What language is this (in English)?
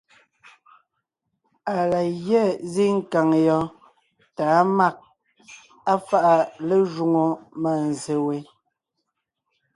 Ngiemboon